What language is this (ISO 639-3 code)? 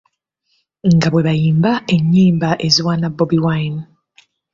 lug